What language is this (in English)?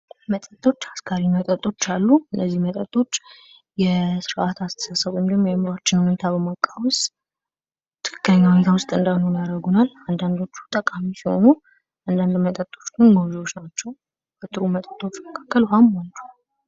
Amharic